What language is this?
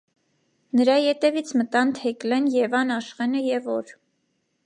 Armenian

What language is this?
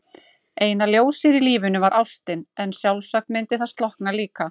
Icelandic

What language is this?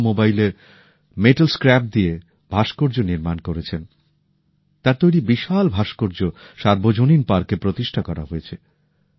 Bangla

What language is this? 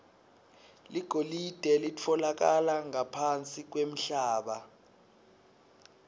Swati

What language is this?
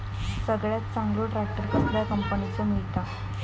Marathi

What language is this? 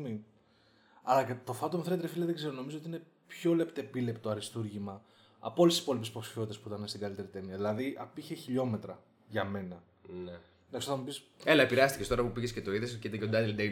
Greek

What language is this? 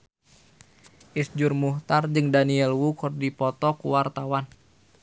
Sundanese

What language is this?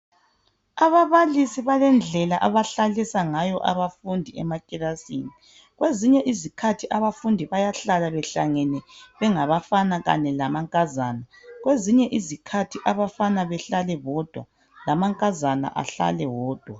North Ndebele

